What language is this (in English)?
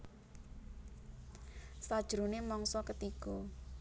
Javanese